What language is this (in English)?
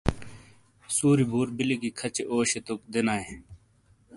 Shina